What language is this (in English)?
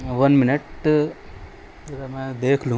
Urdu